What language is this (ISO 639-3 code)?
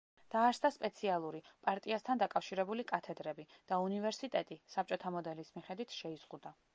kat